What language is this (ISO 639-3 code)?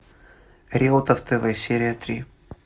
rus